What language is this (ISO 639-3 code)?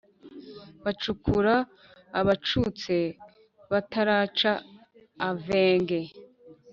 kin